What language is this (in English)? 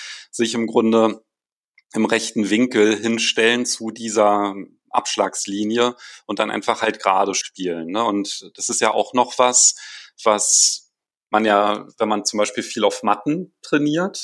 German